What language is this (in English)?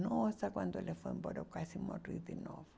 Portuguese